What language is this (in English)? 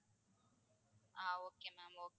Tamil